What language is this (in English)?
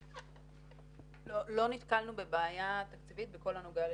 Hebrew